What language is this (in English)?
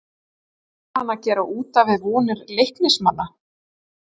Icelandic